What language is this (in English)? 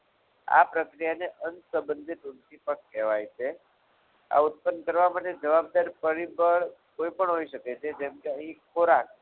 Gujarati